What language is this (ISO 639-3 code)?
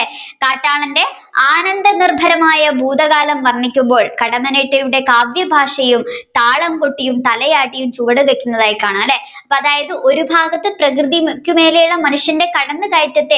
mal